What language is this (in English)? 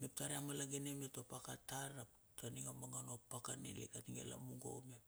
Bilur